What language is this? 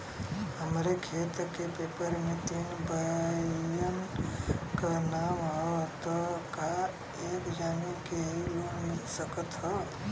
Bhojpuri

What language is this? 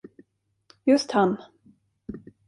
Swedish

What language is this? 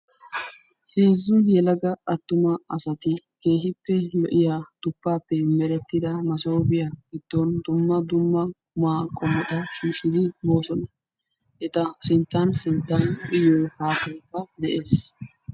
Wolaytta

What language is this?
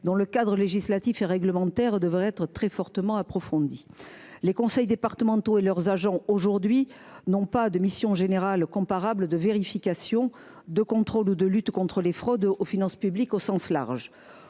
French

